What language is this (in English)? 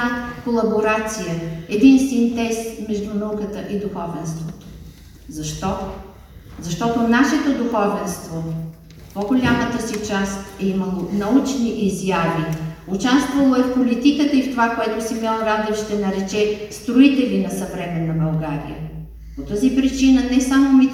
Bulgarian